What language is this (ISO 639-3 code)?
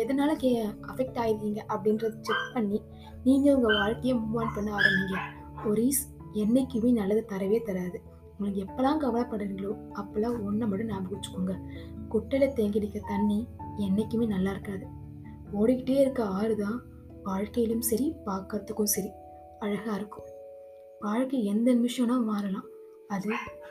tam